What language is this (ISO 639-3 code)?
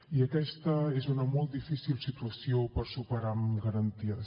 cat